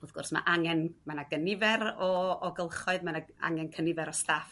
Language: Welsh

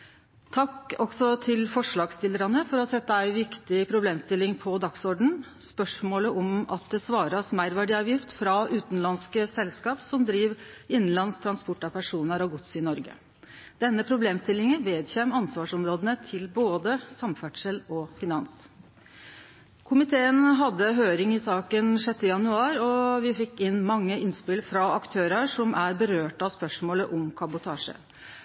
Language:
Norwegian Nynorsk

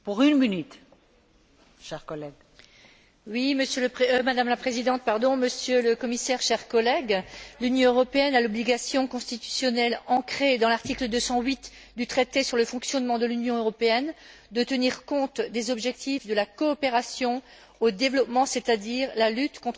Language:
French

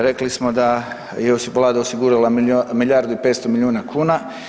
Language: Croatian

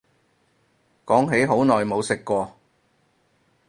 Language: Cantonese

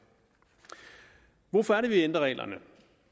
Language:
Danish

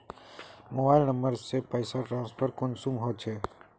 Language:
Magahi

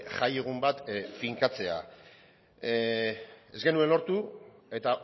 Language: Basque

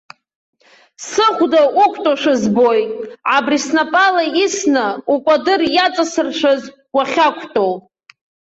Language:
Abkhazian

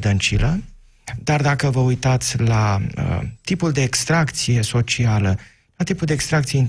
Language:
Romanian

